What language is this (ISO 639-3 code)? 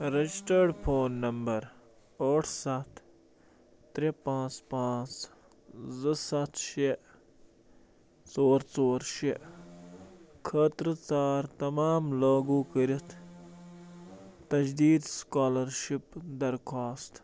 kas